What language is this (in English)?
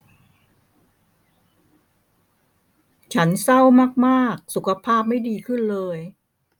Thai